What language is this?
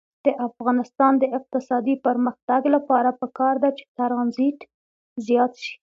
Pashto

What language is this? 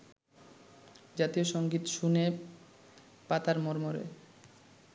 Bangla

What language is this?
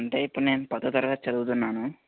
Telugu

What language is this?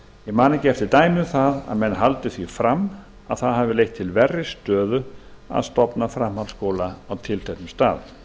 Icelandic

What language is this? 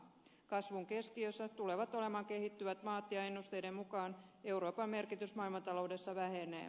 Finnish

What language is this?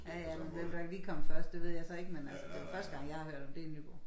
Danish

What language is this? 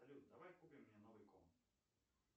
Russian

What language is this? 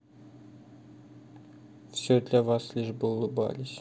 Russian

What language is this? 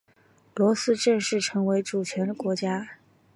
Chinese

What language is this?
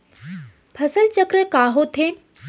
Chhattisgarhi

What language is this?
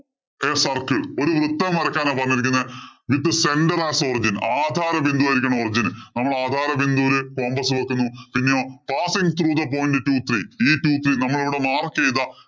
Malayalam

